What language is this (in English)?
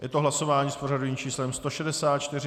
Czech